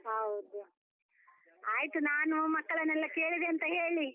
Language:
Kannada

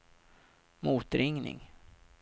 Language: Swedish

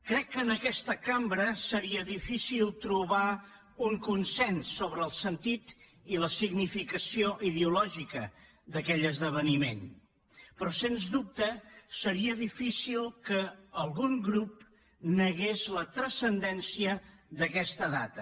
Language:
Catalan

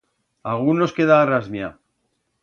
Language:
Aragonese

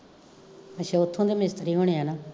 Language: Punjabi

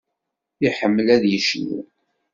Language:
Kabyle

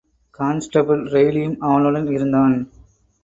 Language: Tamil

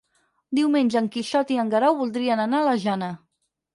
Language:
Catalan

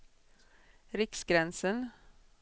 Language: Swedish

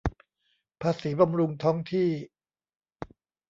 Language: Thai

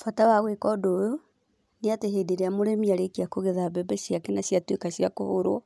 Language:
Kikuyu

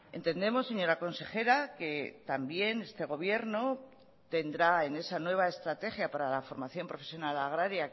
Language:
Spanish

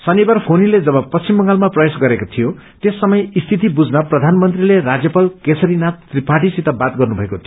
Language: Nepali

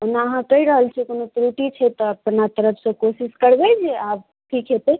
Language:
Maithili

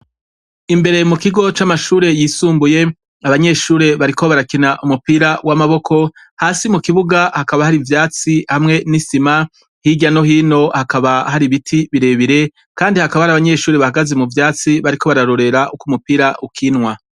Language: Rundi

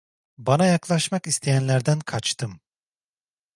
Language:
Turkish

